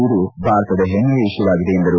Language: Kannada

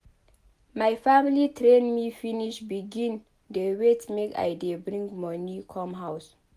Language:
Nigerian Pidgin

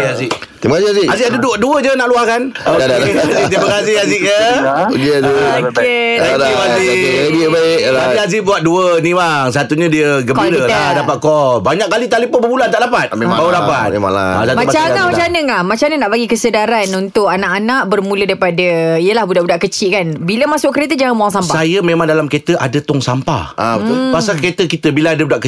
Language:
Malay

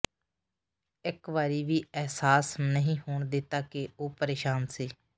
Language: Punjabi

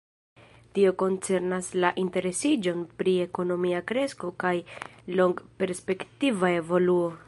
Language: Esperanto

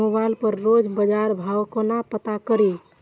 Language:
Maithili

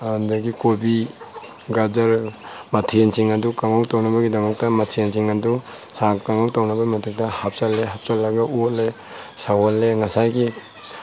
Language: Manipuri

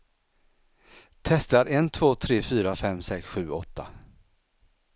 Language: Swedish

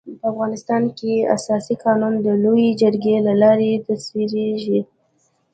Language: Pashto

